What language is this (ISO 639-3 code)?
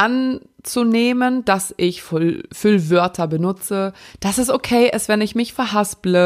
deu